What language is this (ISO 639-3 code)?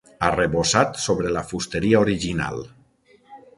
cat